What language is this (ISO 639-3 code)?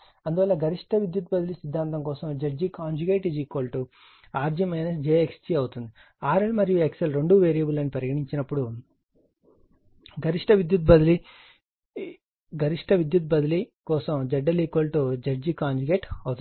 tel